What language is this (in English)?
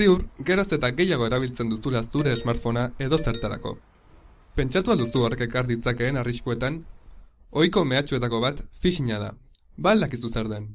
Basque